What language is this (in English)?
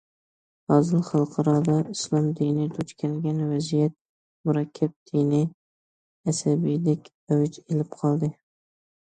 Uyghur